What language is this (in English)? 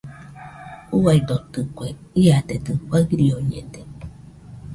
Nüpode Huitoto